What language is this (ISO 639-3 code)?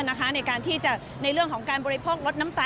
tha